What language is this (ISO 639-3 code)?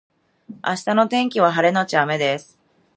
jpn